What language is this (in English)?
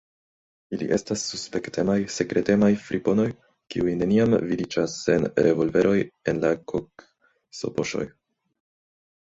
Esperanto